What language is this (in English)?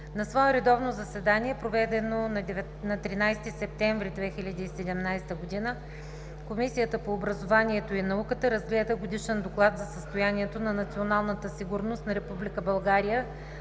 Bulgarian